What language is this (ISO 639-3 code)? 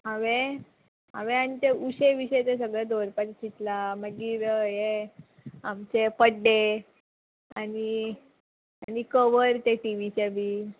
kok